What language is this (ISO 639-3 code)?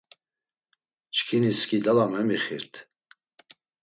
lzz